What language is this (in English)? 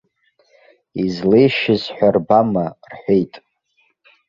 Abkhazian